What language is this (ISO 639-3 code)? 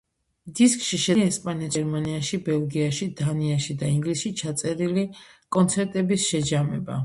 kat